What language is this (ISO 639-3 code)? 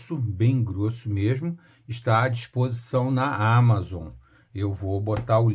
por